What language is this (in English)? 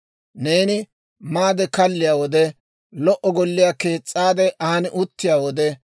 Dawro